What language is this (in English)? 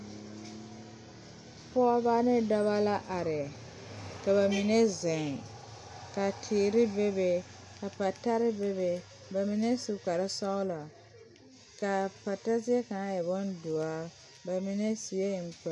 Southern Dagaare